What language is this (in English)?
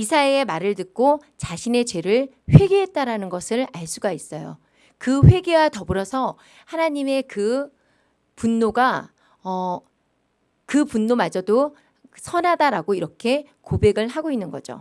Korean